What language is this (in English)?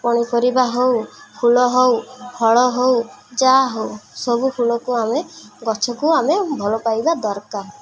Odia